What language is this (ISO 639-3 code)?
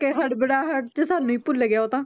pan